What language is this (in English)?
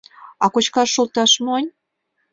Mari